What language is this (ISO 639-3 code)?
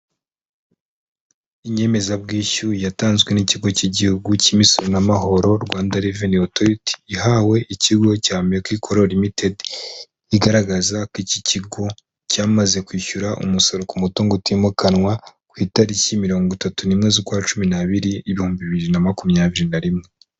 kin